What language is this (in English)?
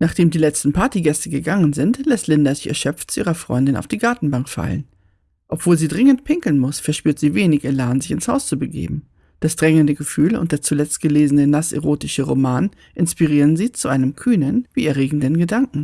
German